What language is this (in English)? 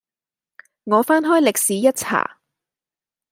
Cantonese